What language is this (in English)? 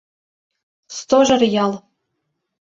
Mari